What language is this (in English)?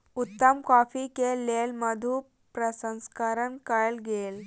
Maithili